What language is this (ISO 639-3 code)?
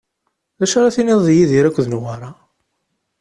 kab